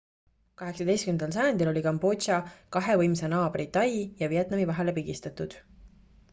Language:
Estonian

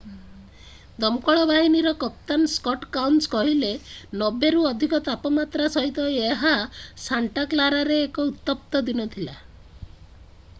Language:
Odia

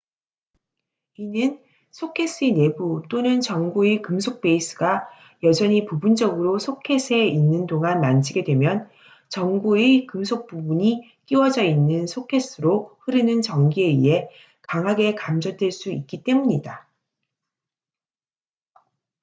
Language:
Korean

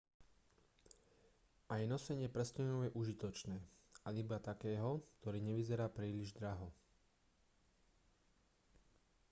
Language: Slovak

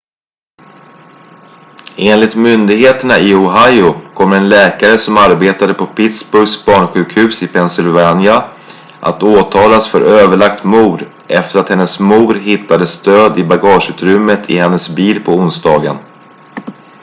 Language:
Swedish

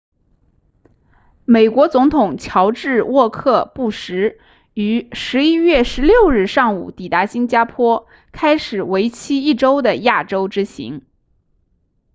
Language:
Chinese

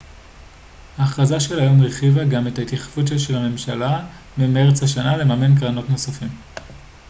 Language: Hebrew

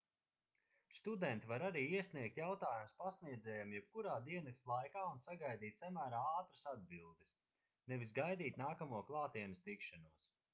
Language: Latvian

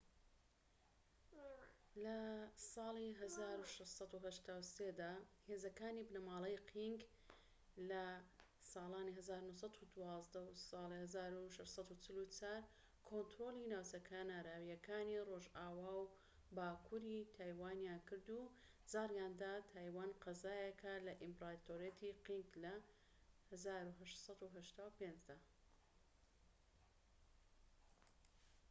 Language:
Central Kurdish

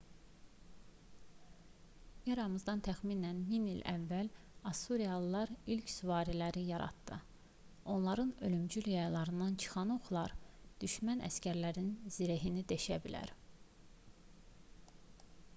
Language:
Azerbaijani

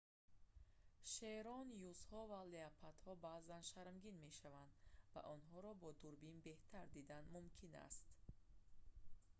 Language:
Tajik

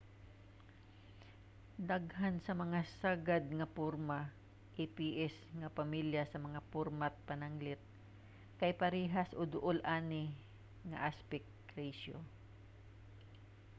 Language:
Cebuano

